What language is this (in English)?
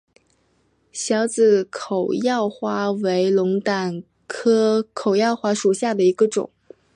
Chinese